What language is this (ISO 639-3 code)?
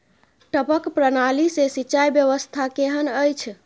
mai